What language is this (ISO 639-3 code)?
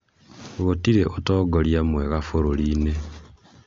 kik